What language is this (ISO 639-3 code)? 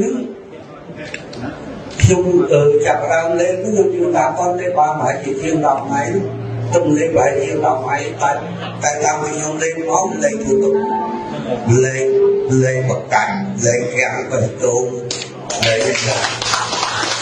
vie